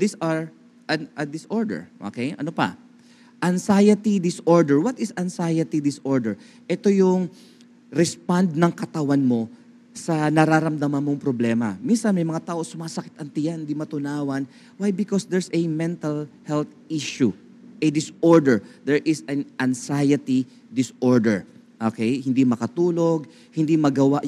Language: Filipino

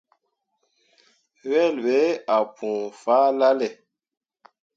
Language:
Mundang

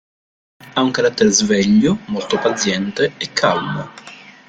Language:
Italian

